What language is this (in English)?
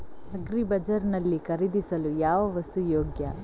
Kannada